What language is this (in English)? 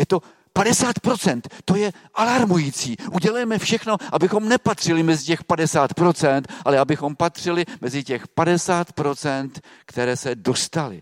Czech